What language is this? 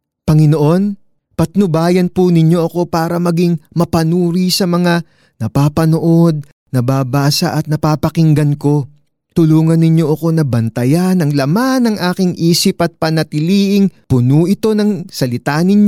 Filipino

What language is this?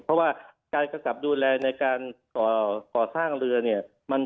Thai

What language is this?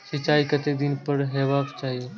Maithili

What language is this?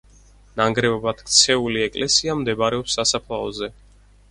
Georgian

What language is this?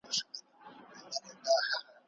Pashto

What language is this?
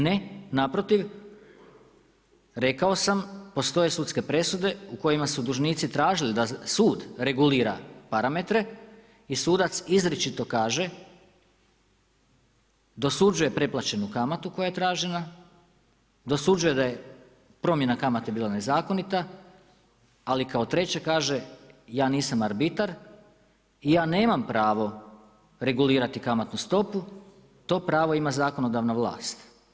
Croatian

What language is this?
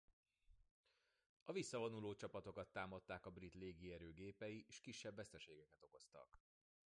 Hungarian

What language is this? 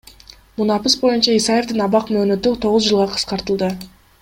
Kyrgyz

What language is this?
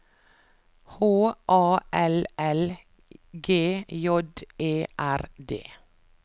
Norwegian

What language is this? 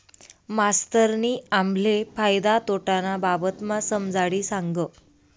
Marathi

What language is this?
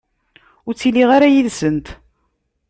Kabyle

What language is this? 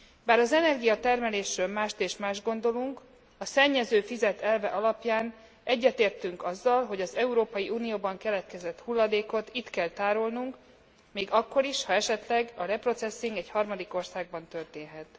Hungarian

